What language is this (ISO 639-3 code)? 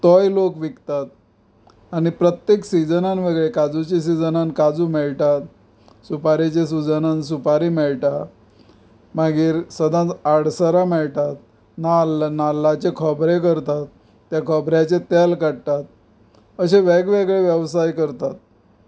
kok